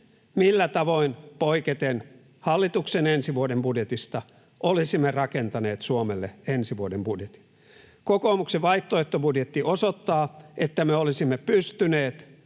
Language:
Finnish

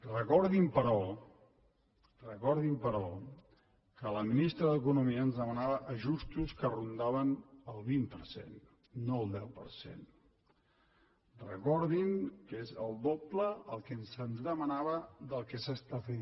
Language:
Catalan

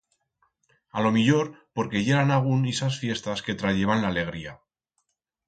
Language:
Aragonese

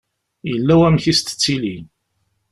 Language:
Kabyle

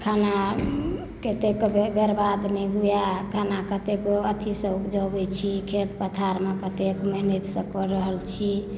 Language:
Maithili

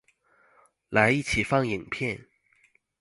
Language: Chinese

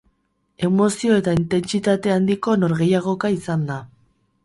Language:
Basque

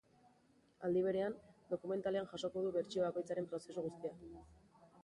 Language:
Basque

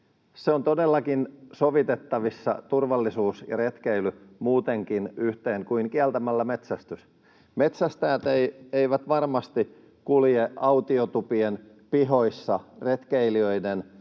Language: Finnish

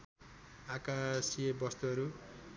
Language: Nepali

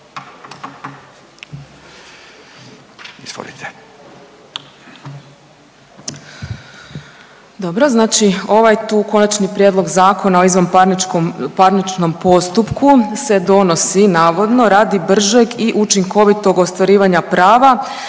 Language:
Croatian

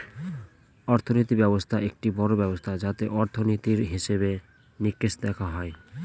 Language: Bangla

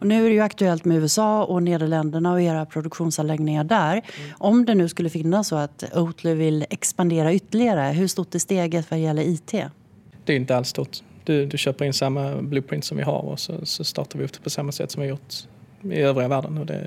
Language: Swedish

